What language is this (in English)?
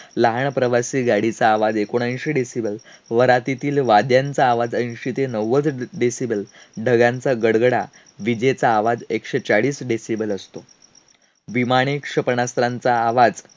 Marathi